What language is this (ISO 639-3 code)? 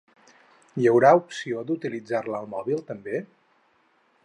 cat